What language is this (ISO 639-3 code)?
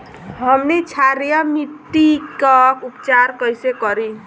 bho